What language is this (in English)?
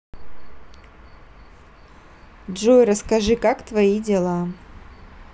Russian